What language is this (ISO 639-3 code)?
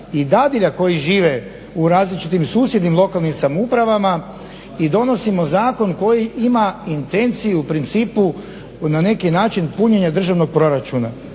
hrv